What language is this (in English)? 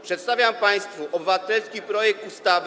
Polish